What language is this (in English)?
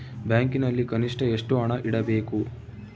Kannada